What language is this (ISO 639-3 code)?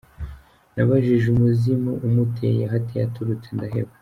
kin